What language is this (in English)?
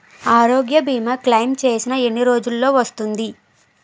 Telugu